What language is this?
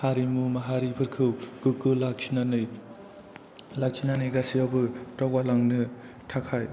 Bodo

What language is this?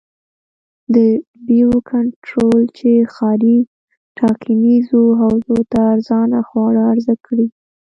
Pashto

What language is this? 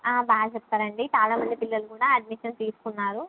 Telugu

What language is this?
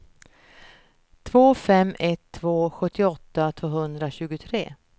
Swedish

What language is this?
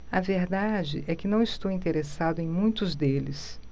Portuguese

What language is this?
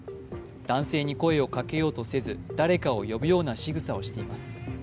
Japanese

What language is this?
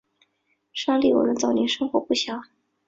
Chinese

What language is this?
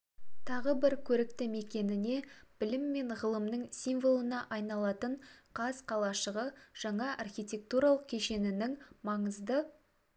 Kazakh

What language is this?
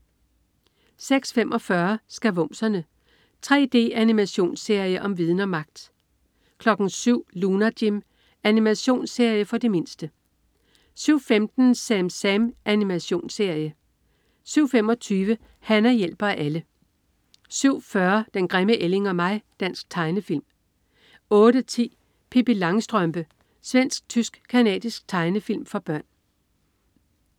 Danish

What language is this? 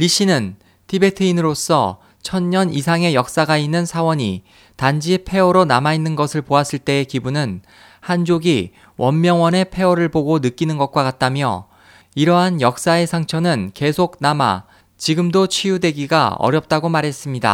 Korean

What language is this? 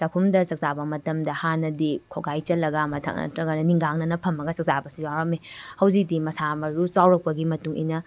Manipuri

